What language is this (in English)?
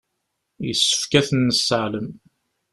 Kabyle